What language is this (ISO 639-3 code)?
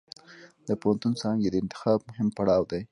pus